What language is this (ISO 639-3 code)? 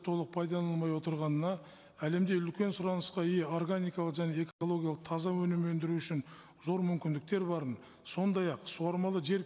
kaz